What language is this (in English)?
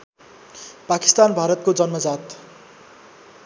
Nepali